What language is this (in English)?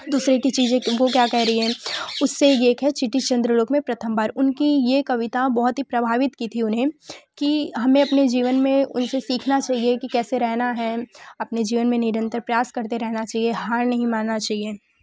Hindi